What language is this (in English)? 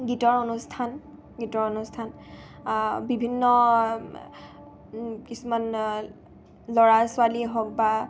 Assamese